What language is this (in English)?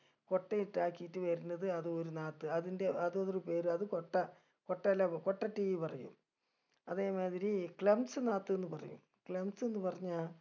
Malayalam